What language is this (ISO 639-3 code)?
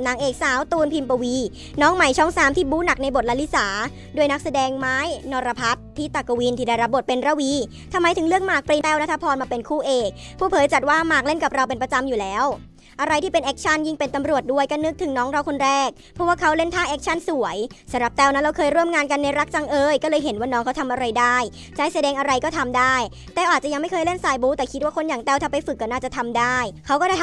tha